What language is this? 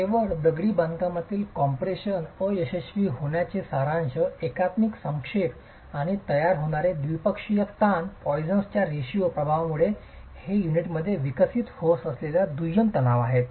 Marathi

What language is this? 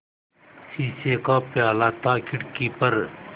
Hindi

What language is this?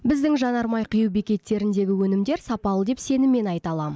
Kazakh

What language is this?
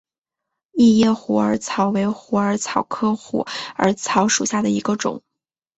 Chinese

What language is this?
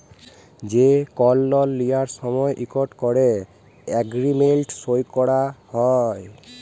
Bangla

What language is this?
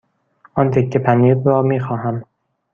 Persian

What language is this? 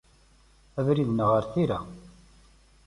Kabyle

